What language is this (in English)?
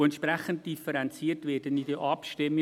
Swiss German